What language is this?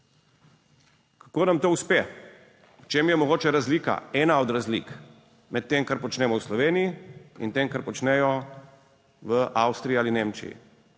Slovenian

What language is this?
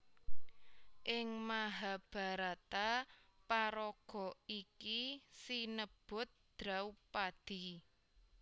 Javanese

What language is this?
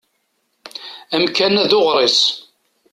Kabyle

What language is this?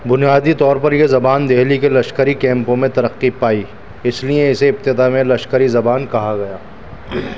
Urdu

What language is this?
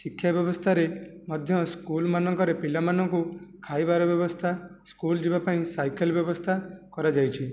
Odia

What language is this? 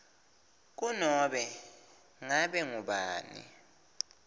Swati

